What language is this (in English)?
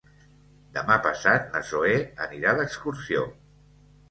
Catalan